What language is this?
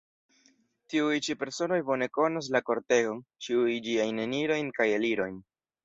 Esperanto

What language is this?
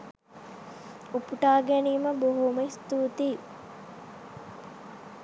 Sinhala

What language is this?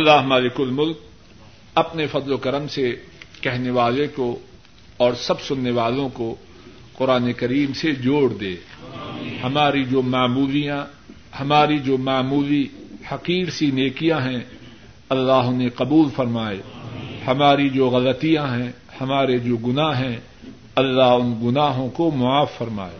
Urdu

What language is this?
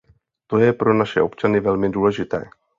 Czech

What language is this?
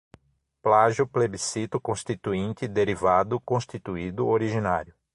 Portuguese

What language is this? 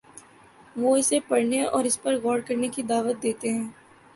Urdu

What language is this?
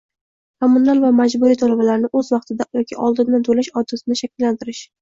Uzbek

